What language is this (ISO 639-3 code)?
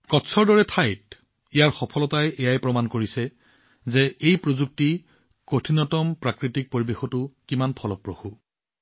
asm